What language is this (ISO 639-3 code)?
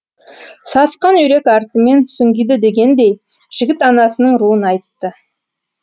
kaz